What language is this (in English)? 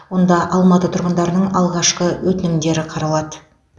Kazakh